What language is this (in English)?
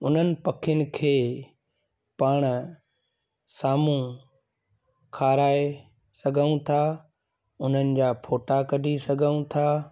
Sindhi